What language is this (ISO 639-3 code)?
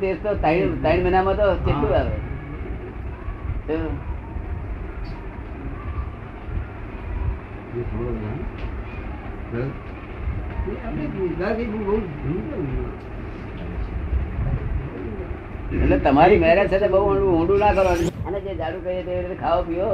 guj